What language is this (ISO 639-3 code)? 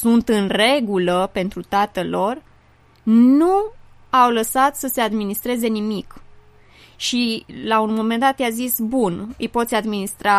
ron